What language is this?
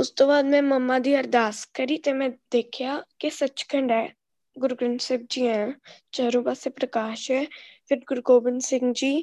Punjabi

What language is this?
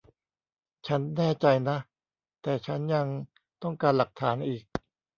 Thai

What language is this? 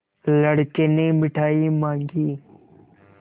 Hindi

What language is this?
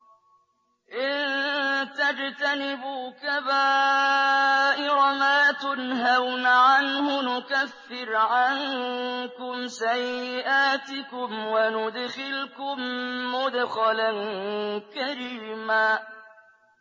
Arabic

